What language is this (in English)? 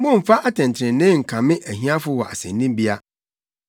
Akan